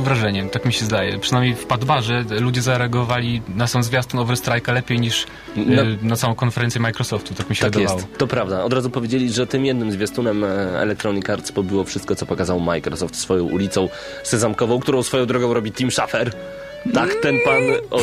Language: Polish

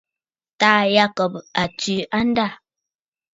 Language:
Bafut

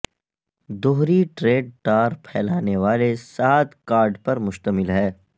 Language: Urdu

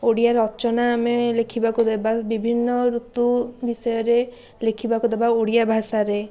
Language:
Odia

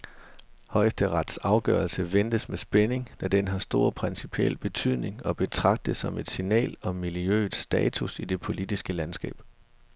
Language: Danish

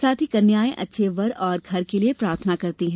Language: Hindi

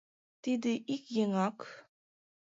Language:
Mari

